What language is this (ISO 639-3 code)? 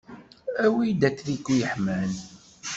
kab